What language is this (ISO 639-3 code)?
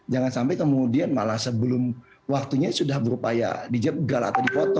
ind